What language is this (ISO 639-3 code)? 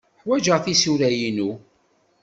kab